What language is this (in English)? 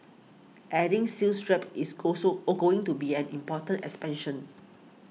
English